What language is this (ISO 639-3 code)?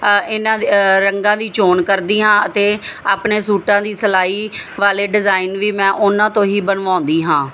pan